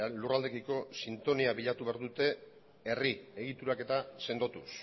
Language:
Basque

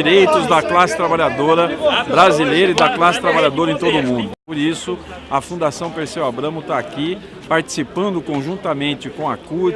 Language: Portuguese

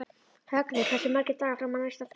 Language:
Icelandic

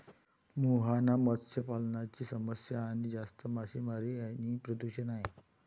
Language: Marathi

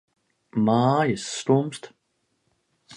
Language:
Latvian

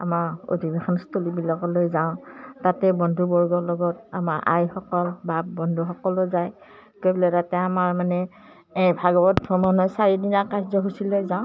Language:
Assamese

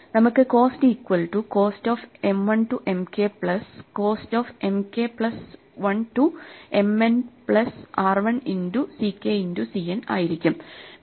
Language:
Malayalam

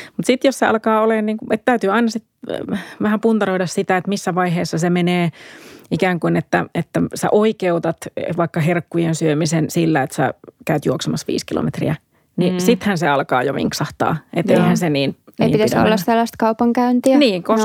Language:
Finnish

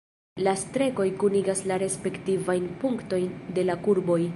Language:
Esperanto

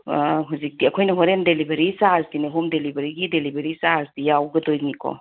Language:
Manipuri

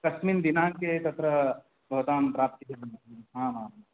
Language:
Sanskrit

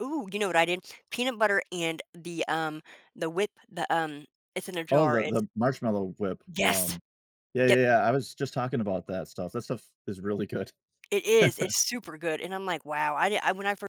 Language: English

